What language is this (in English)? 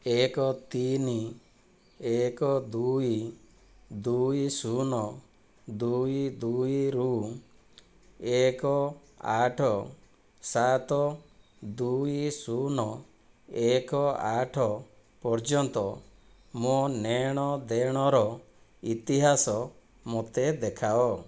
Odia